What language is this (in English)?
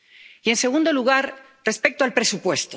Spanish